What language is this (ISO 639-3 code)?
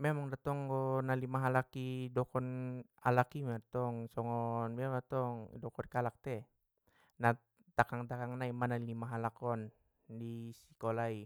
btm